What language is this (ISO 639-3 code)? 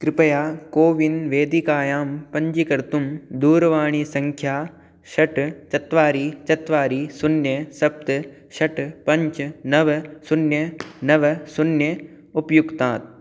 san